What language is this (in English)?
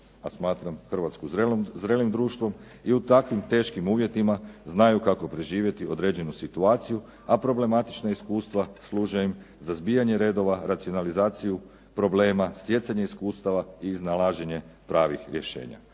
Croatian